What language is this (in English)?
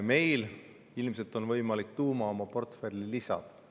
Estonian